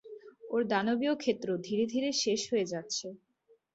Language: Bangla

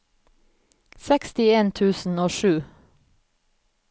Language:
Norwegian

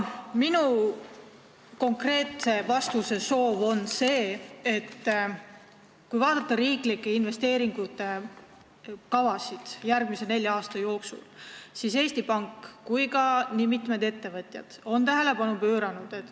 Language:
Estonian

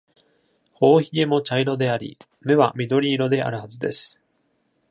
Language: Japanese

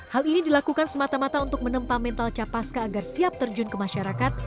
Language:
Indonesian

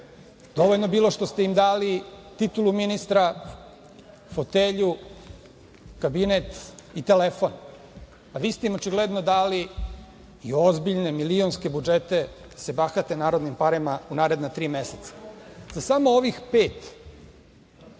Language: Serbian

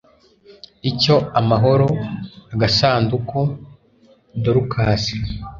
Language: Kinyarwanda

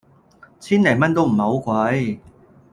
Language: Cantonese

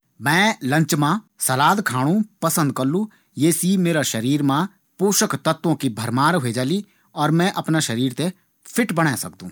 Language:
Garhwali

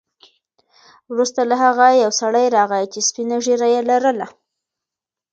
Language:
Pashto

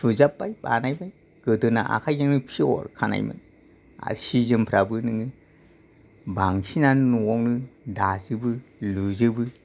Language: Bodo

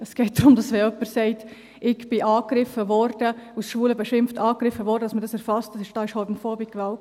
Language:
Swiss German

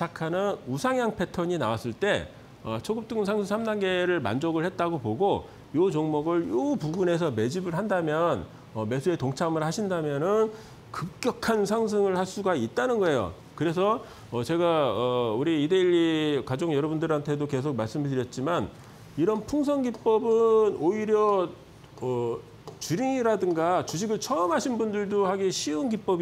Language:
Korean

